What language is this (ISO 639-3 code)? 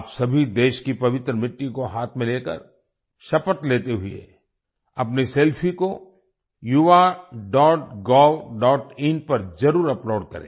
hin